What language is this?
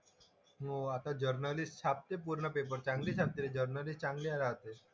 Marathi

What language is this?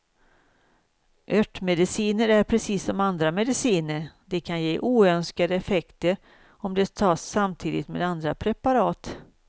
Swedish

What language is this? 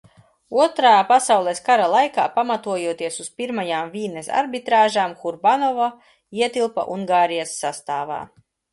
Latvian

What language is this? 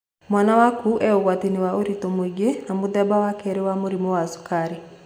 Kikuyu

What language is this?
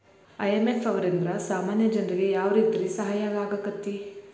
Kannada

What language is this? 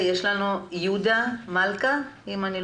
Hebrew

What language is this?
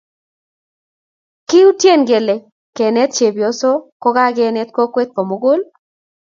Kalenjin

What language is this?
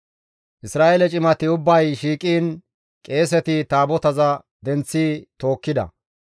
Gamo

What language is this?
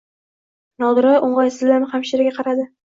Uzbek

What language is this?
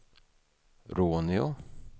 Swedish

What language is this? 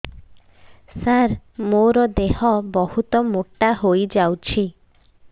Odia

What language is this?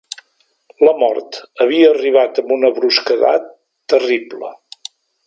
Catalan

